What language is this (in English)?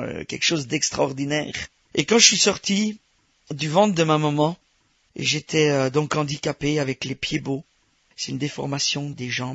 French